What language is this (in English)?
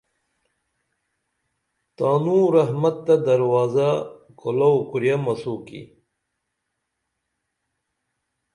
Dameli